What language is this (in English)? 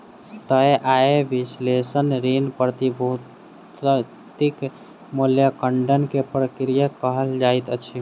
Maithili